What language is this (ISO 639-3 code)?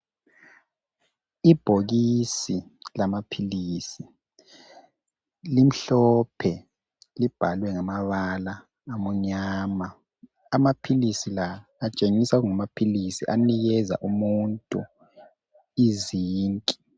nde